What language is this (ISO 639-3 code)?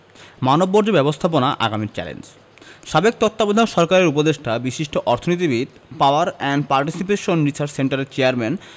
ben